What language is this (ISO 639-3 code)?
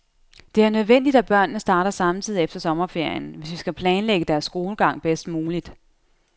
dan